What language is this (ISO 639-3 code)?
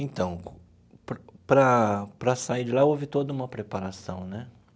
por